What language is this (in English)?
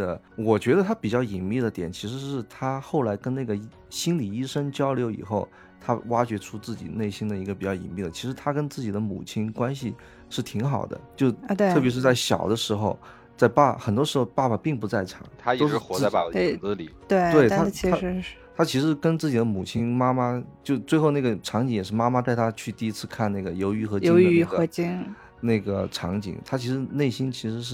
Chinese